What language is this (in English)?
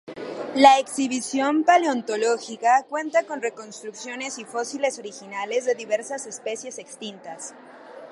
Spanish